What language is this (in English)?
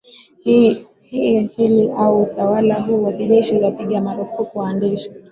Swahili